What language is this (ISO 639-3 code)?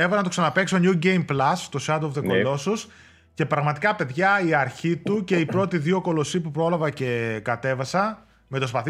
ell